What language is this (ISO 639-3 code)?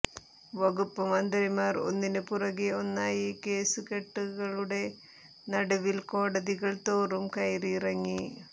mal